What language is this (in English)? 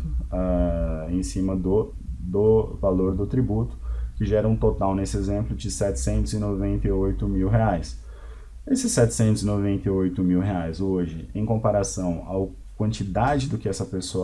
Portuguese